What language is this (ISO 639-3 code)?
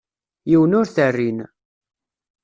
kab